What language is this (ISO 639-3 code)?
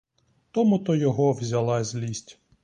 ukr